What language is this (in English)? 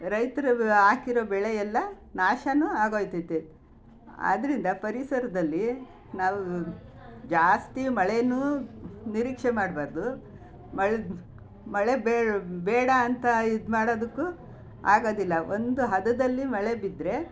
Kannada